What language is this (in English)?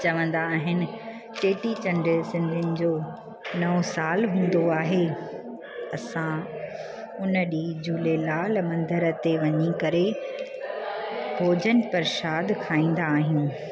Sindhi